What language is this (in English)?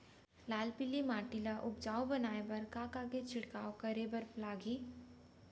Chhattisgarhi